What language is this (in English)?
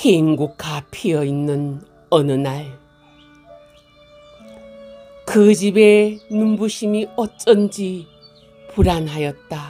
Korean